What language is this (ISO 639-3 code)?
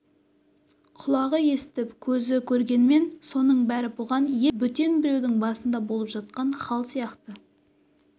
kaz